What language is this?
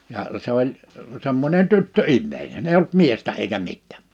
Finnish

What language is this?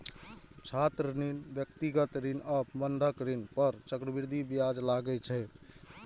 Maithili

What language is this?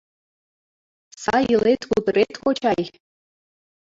Mari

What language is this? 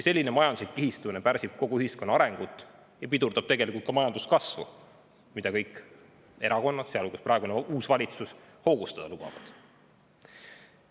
Estonian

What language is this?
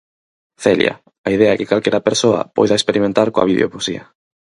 Galician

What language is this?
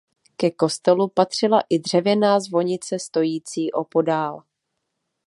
Czech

